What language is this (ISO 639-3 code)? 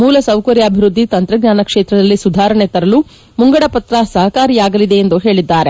kan